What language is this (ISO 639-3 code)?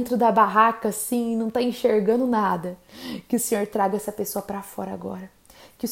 por